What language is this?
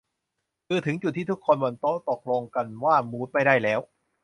Thai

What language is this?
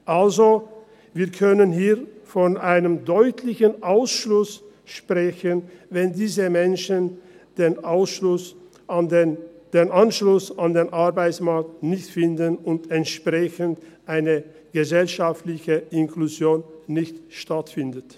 Swiss German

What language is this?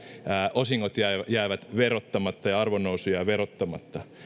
Finnish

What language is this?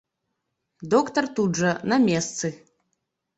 Belarusian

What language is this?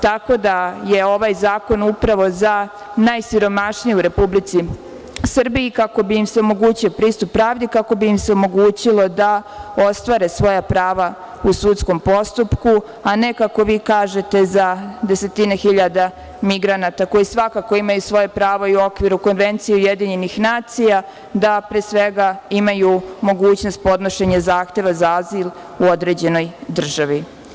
Serbian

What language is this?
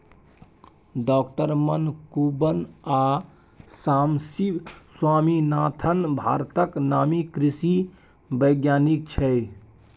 Maithili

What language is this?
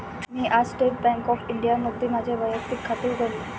Marathi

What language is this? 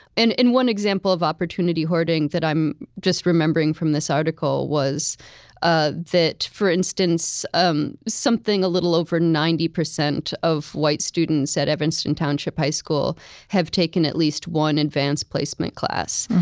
English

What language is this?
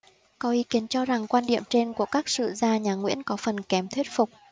Vietnamese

